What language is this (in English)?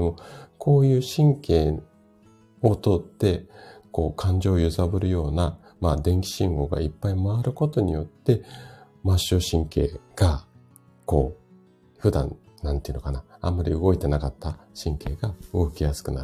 Japanese